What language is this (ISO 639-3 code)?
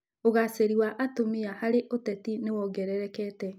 kik